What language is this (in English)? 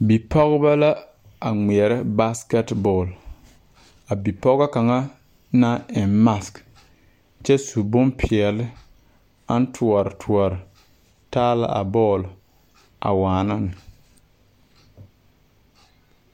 Southern Dagaare